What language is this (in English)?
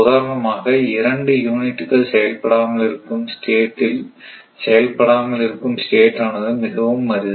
Tamil